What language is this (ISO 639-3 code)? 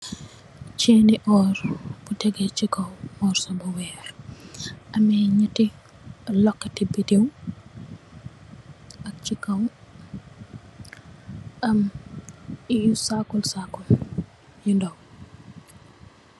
wol